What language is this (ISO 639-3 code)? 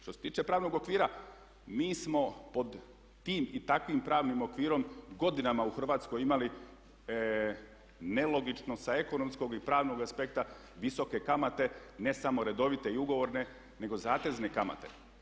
hrv